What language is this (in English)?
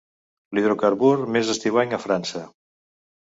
Catalan